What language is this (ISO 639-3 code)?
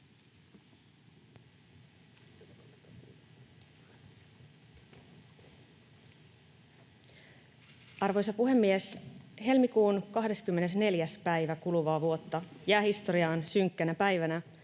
fin